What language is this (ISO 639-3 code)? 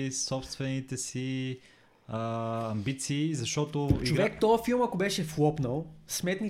bul